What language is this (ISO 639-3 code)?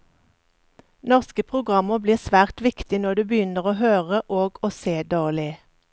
nor